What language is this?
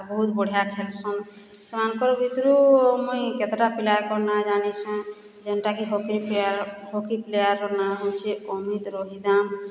Odia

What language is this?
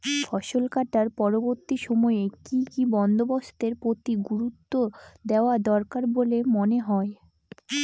Bangla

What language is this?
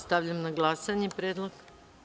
Serbian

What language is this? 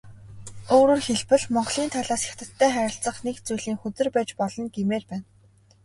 Mongolian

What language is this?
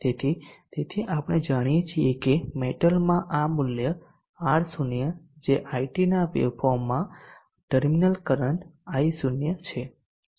Gujarati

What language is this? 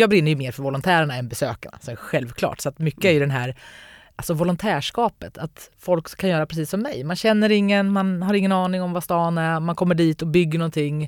Swedish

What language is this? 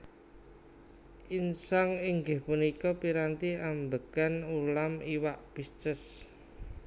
Javanese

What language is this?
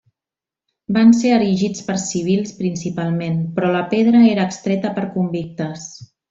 Catalan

